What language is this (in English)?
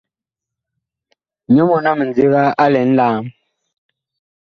Bakoko